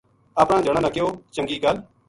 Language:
Gujari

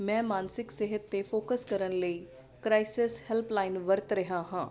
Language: Punjabi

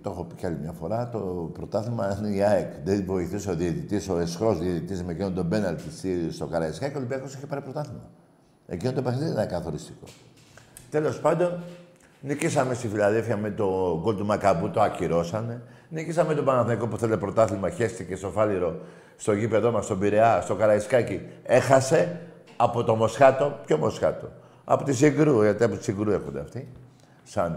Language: Greek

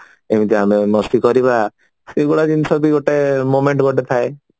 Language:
Odia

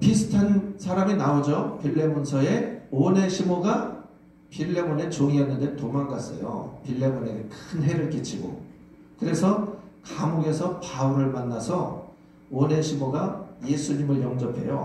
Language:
Korean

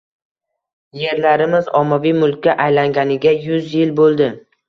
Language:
Uzbek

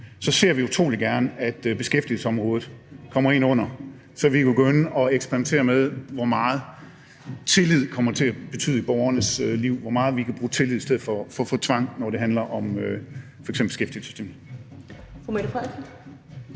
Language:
Danish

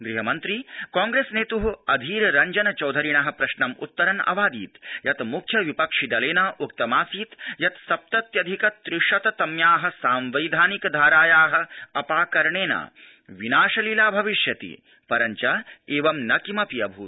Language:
Sanskrit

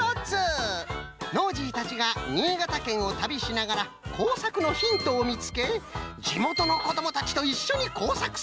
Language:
Japanese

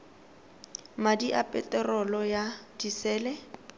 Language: Tswana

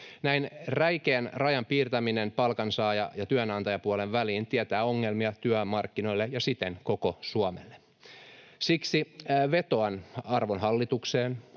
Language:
Finnish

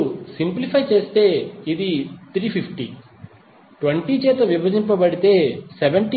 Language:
Telugu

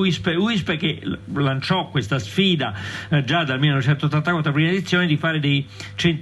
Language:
Italian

